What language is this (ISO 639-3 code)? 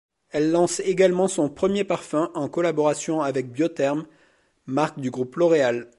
fra